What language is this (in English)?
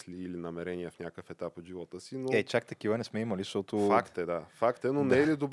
Bulgarian